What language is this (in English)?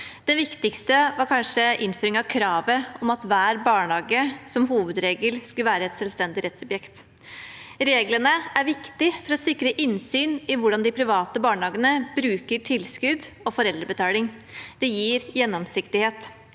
Norwegian